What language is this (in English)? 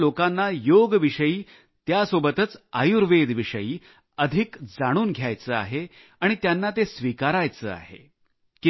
Marathi